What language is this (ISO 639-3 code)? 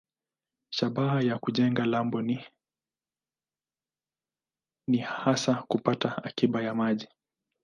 swa